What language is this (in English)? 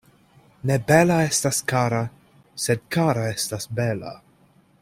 Esperanto